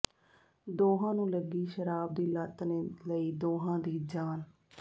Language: Punjabi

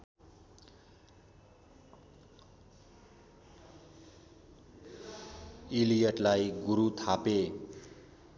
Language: Nepali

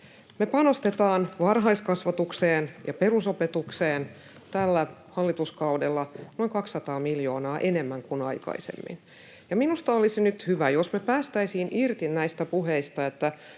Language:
Finnish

